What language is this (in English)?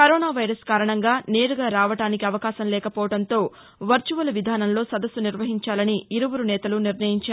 Telugu